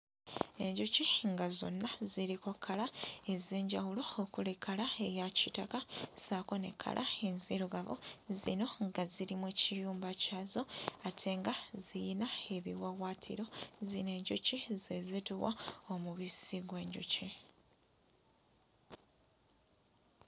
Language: Ganda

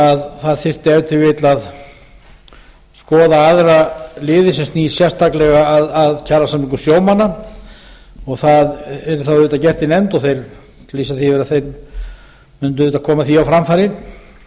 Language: Icelandic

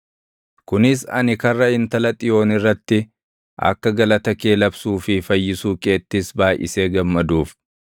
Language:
Oromo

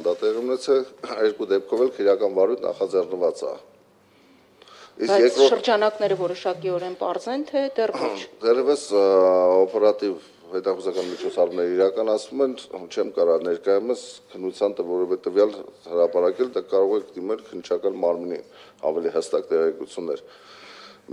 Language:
Romanian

